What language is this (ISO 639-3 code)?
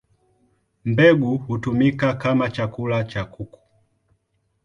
swa